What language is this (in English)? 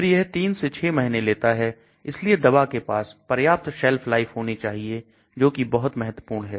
Hindi